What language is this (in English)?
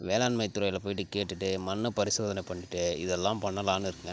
Tamil